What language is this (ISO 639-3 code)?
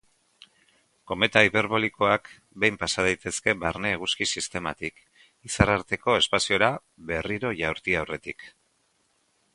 eus